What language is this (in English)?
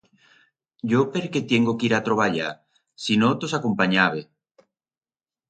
Aragonese